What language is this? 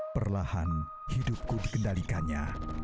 Indonesian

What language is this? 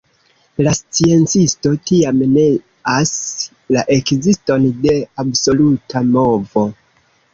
Esperanto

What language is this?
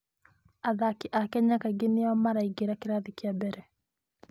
Kikuyu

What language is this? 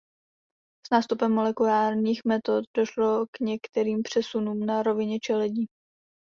Czech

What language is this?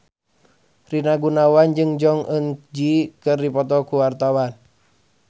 Sundanese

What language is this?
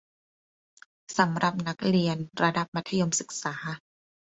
Thai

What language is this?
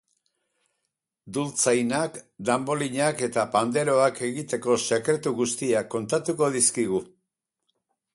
Basque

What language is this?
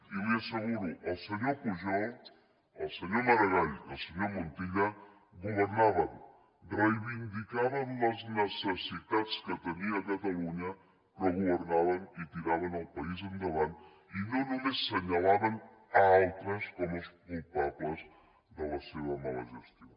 Catalan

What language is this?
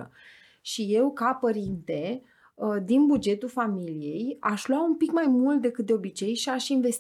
Romanian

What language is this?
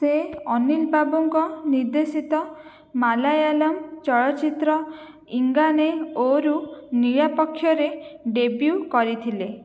Odia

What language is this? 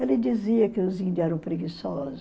Portuguese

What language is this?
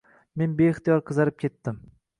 Uzbek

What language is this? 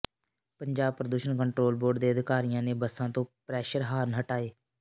Punjabi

